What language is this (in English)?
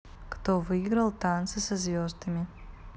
Russian